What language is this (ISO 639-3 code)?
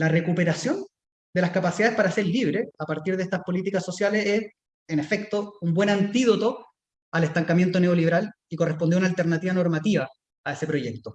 spa